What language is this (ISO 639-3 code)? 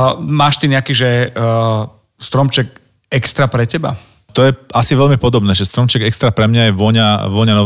slk